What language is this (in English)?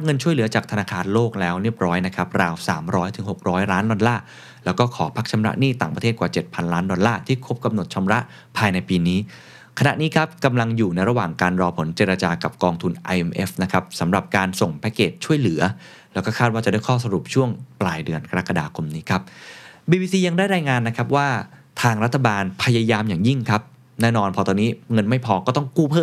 Thai